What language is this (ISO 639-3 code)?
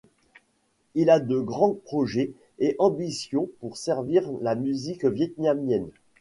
fra